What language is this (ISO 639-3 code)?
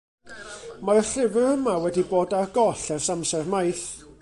cym